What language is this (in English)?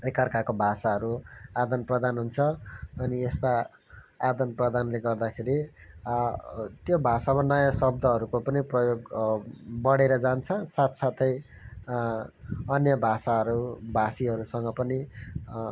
Nepali